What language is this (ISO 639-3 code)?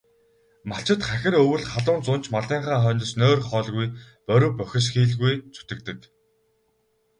mon